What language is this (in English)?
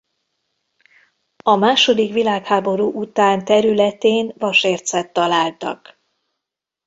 Hungarian